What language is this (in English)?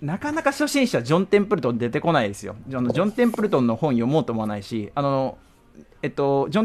Japanese